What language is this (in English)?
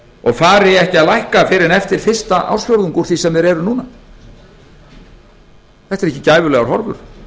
Icelandic